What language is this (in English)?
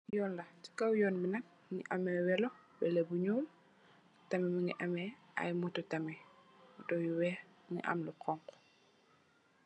Wolof